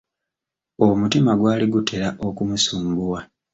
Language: Ganda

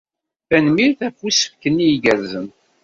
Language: Kabyle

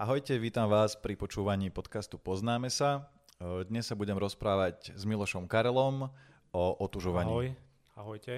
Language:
Slovak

